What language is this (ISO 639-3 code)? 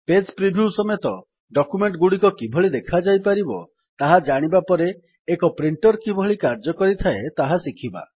ori